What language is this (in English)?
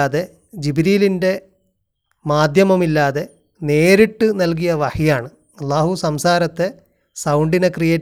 Malayalam